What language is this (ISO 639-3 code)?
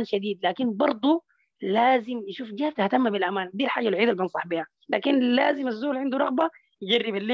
ara